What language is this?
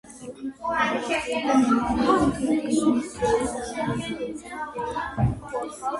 Georgian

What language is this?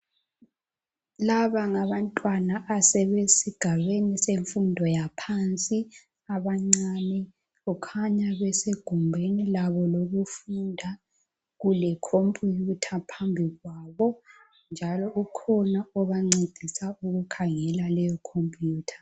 North Ndebele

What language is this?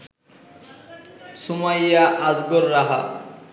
Bangla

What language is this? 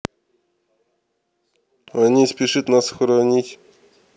Russian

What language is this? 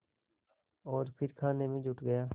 Hindi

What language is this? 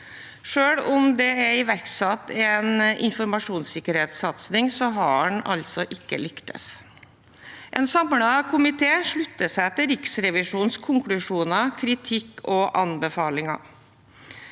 Norwegian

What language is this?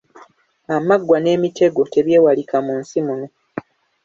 Ganda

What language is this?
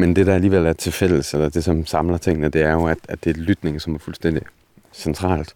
Danish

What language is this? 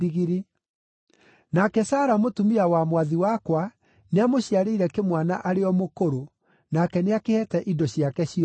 Kikuyu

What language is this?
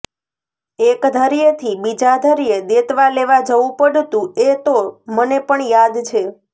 Gujarati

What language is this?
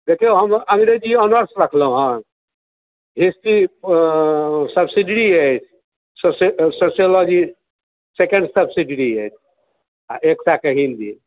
Maithili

